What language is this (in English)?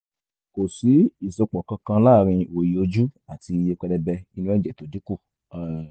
Yoruba